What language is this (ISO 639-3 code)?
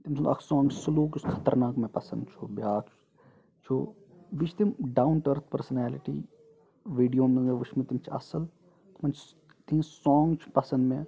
kas